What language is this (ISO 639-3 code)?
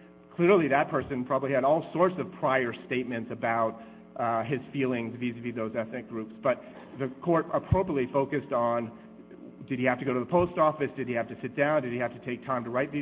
eng